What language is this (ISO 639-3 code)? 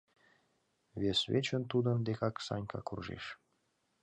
chm